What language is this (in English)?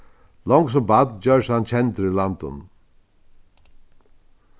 Faroese